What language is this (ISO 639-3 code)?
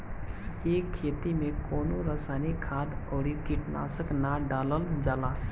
bho